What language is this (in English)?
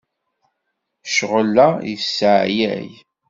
Kabyle